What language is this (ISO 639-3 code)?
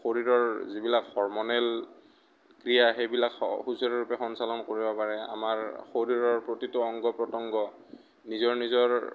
asm